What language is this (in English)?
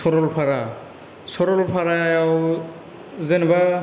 Bodo